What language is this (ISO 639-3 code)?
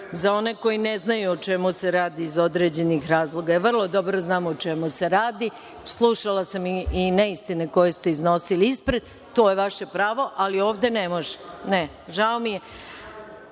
srp